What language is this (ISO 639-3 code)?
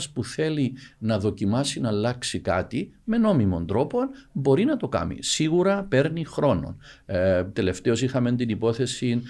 ell